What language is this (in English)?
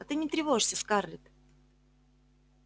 Russian